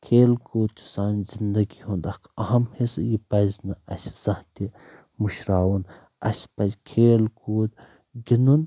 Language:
Kashmiri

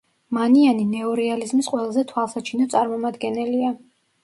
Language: Georgian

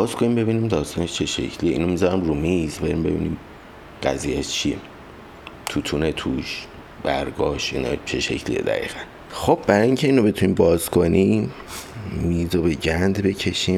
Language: Persian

